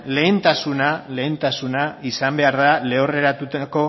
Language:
Basque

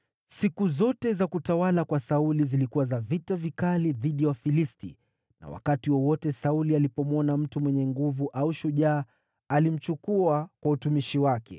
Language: Swahili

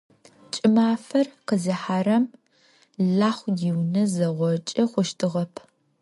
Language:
Adyghe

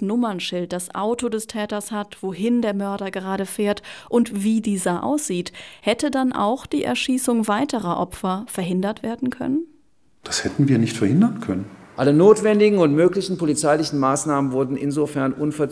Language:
German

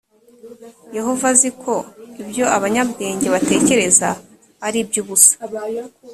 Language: Kinyarwanda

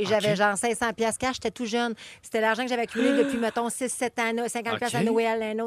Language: French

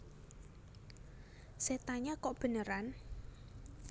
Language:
Javanese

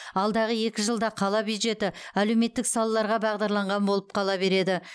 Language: Kazakh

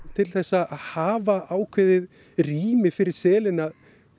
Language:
Icelandic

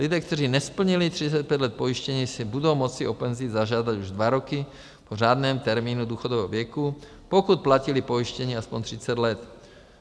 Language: Czech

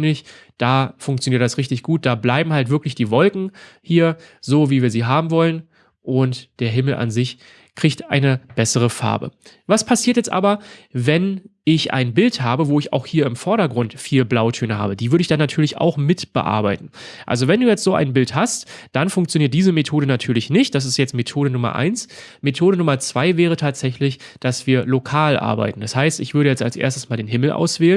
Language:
German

